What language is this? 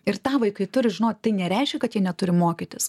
Lithuanian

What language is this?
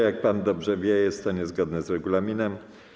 Polish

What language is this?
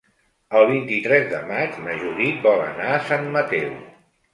Catalan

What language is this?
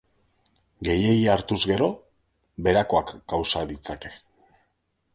Basque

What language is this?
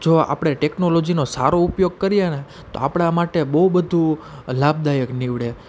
Gujarati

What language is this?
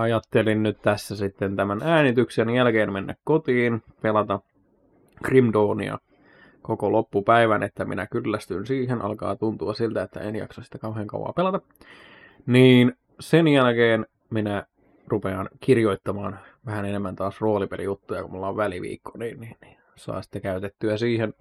Finnish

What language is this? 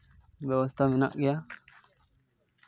Santali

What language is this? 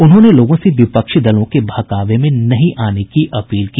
Hindi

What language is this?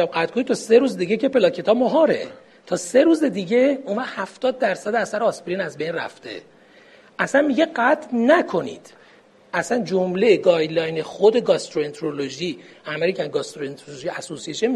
Persian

